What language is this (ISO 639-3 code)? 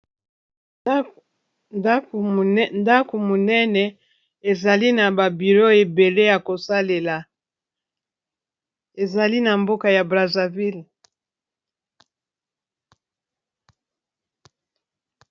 lin